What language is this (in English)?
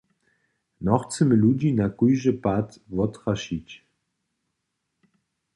Upper Sorbian